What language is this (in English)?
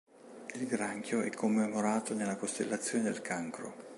Italian